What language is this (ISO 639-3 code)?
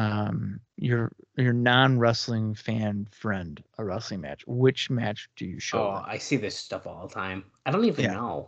eng